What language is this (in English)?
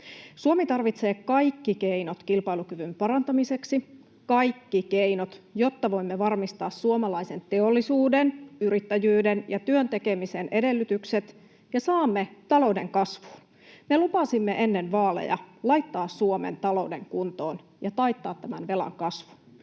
Finnish